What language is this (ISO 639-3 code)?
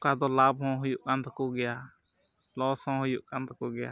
sat